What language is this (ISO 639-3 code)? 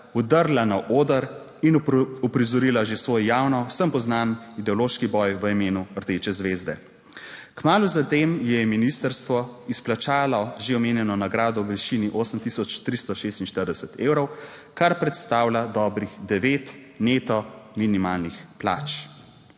slv